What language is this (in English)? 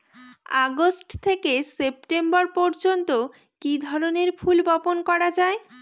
Bangla